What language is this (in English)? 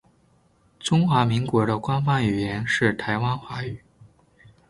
Chinese